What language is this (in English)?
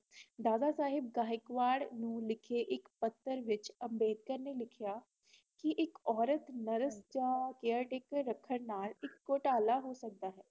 Punjabi